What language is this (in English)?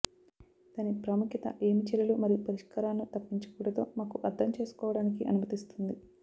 Telugu